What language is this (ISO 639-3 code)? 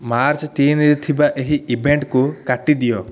ori